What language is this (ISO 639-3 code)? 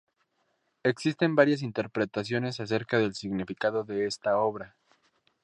spa